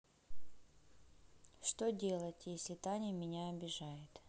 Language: Russian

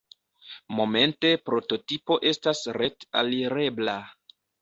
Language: Esperanto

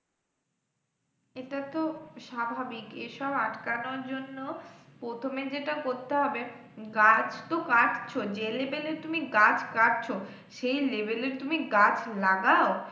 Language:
Bangla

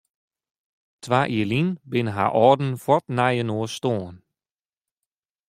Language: Western Frisian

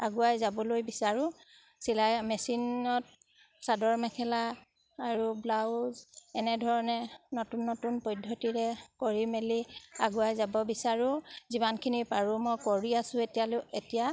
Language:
Assamese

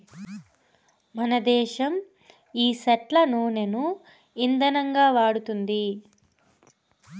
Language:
Telugu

